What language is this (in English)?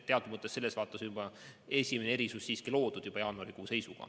Estonian